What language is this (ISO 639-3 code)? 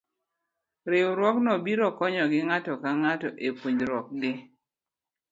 luo